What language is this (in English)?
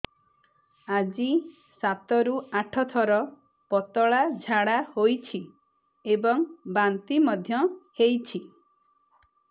Odia